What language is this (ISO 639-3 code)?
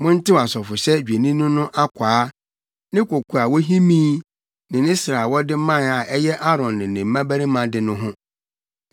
aka